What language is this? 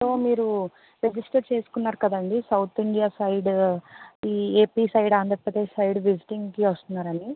Telugu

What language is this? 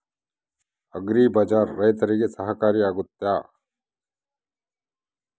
Kannada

